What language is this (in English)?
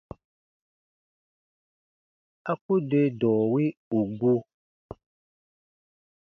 Baatonum